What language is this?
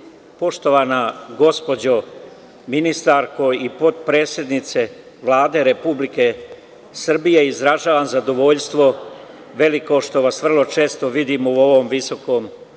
Serbian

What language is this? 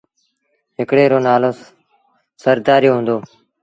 Sindhi Bhil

